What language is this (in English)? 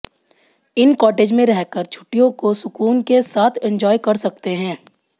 Hindi